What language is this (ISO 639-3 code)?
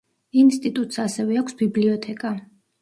kat